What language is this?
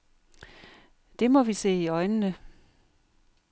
Danish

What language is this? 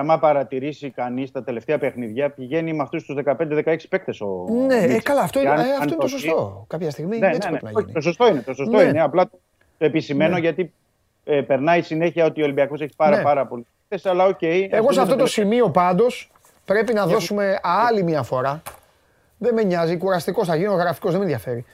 Greek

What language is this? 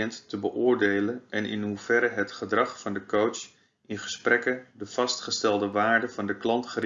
Dutch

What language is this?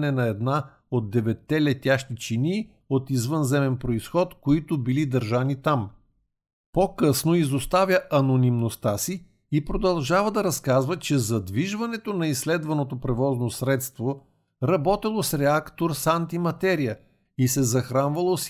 Bulgarian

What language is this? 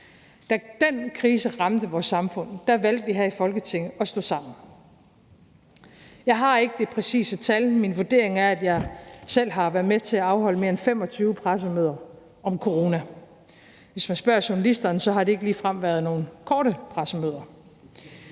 Danish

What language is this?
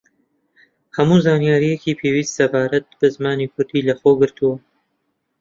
Central Kurdish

